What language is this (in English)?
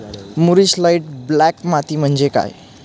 Marathi